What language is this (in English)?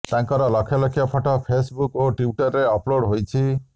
Odia